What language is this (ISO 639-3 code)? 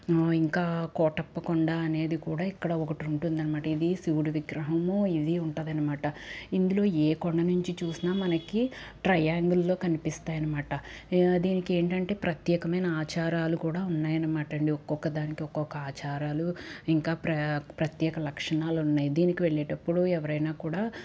tel